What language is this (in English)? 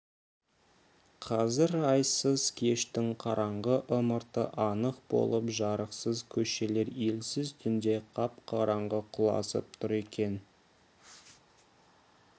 Kazakh